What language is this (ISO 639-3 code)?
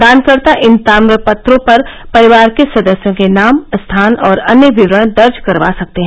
hin